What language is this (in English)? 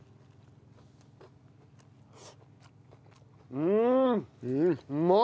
Japanese